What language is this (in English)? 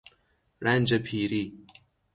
Persian